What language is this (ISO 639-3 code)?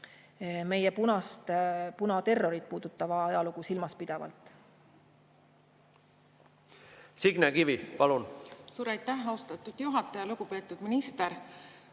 est